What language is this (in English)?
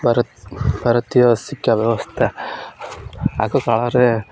Odia